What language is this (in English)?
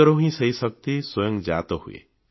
Odia